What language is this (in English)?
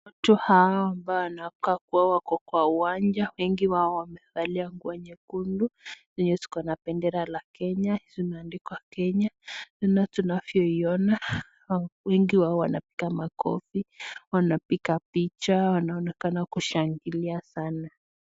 Swahili